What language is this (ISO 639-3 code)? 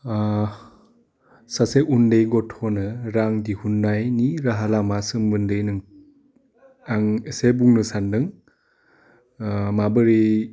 brx